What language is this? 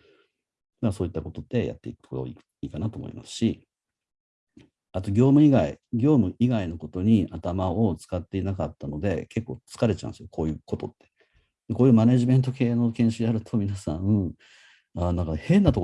Japanese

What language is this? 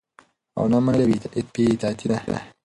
Pashto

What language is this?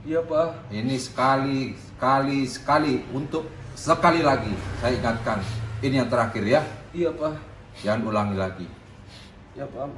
Indonesian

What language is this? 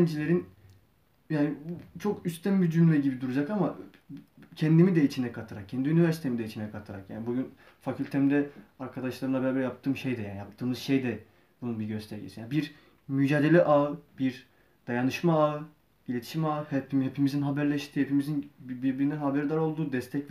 Turkish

